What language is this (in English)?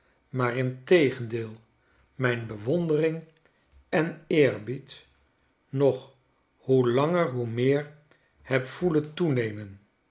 Dutch